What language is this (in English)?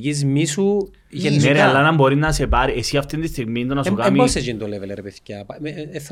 Greek